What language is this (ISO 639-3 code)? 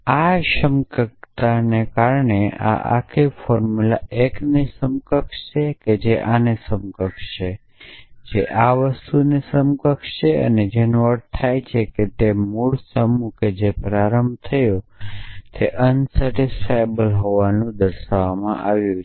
guj